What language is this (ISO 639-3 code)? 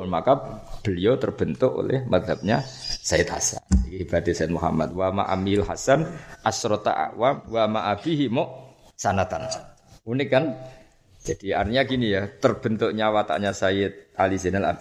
msa